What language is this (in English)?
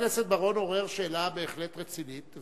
Hebrew